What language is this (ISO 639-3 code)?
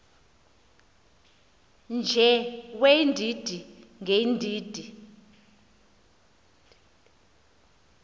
xho